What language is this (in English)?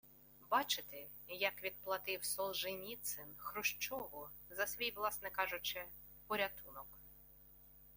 Ukrainian